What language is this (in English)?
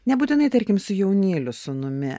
Lithuanian